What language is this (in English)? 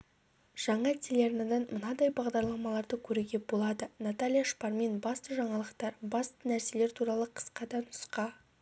Kazakh